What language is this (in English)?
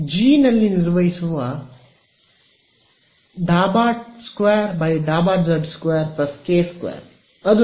Kannada